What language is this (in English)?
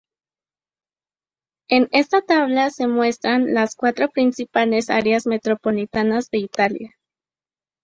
Spanish